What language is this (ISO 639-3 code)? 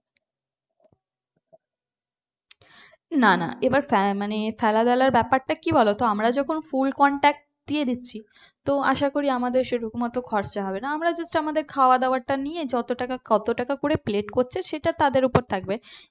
ben